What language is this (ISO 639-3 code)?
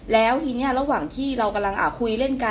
tha